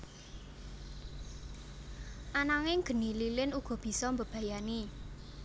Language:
Javanese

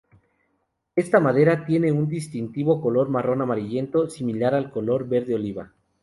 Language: Spanish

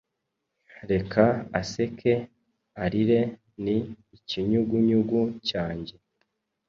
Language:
Kinyarwanda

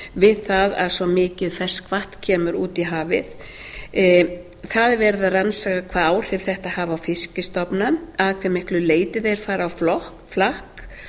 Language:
Icelandic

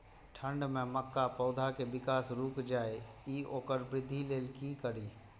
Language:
Maithili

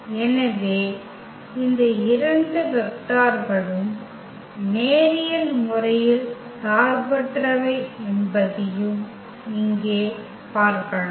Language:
Tamil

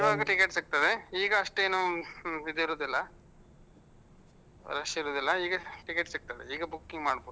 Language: Kannada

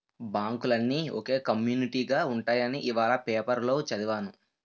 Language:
Telugu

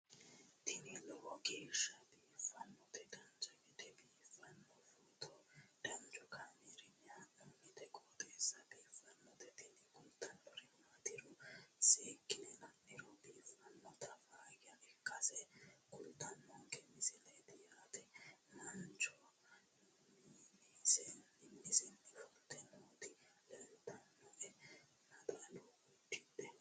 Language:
Sidamo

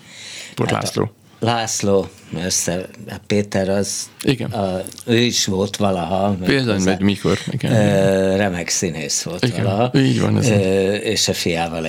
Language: Hungarian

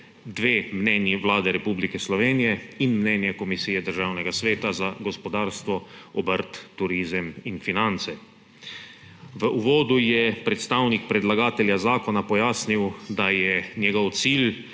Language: Slovenian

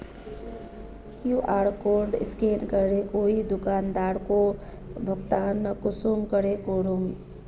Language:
Magahi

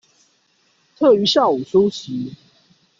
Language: Chinese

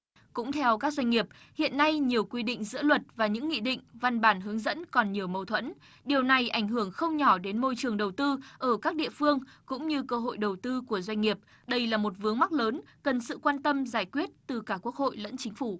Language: Vietnamese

